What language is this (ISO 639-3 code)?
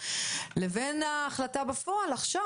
heb